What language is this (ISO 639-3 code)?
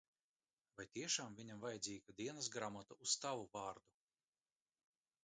lav